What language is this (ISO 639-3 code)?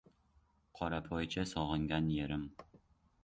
uzb